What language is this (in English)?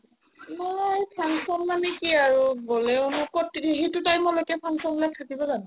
Assamese